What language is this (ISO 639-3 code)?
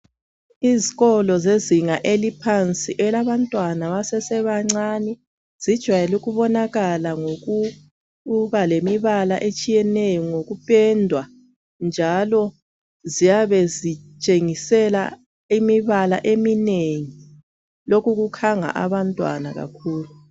nde